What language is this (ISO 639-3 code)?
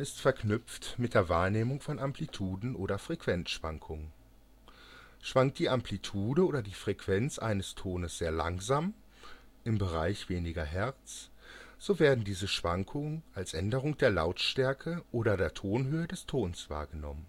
deu